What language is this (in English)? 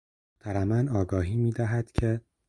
Persian